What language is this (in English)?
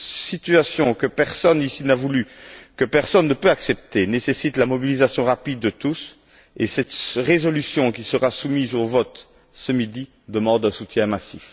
French